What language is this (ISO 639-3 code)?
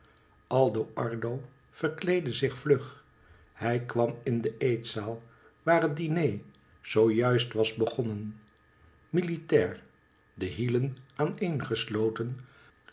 nld